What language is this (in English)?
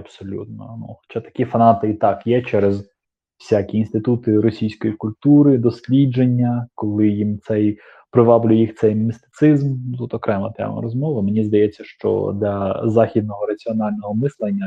Ukrainian